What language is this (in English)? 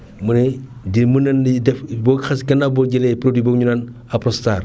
Wolof